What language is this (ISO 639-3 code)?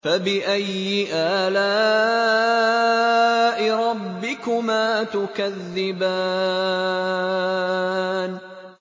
ara